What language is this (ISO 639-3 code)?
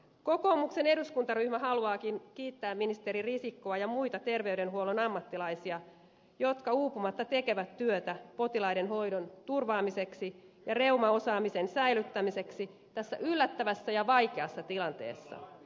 fin